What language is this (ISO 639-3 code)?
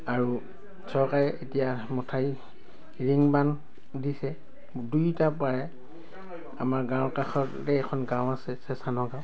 asm